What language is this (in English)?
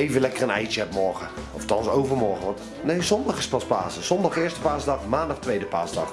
Dutch